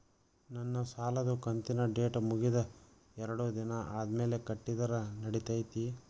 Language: Kannada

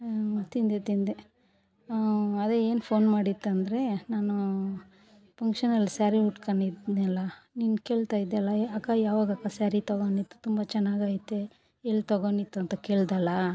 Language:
Kannada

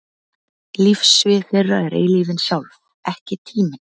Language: Icelandic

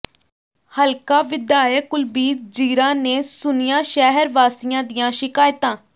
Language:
Punjabi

